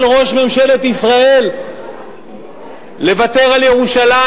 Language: Hebrew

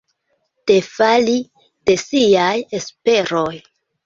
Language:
Esperanto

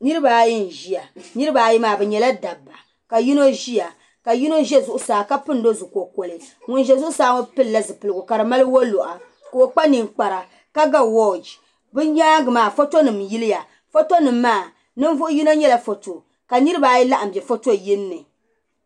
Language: Dagbani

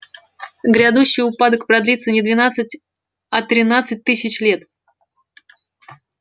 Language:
Russian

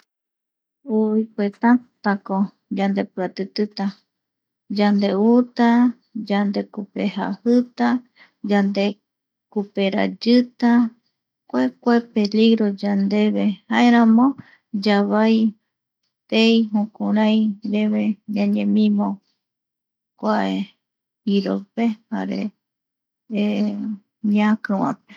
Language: Eastern Bolivian Guaraní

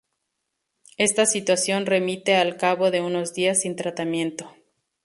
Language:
Spanish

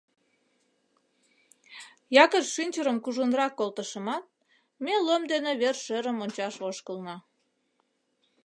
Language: Mari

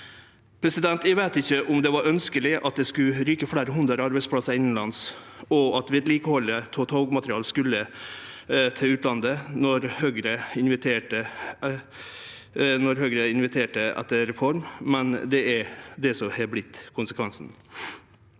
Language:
Norwegian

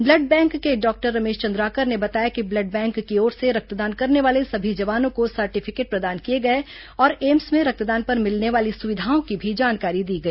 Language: Hindi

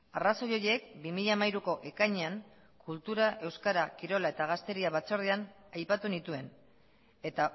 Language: Basque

